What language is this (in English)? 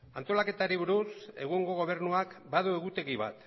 Basque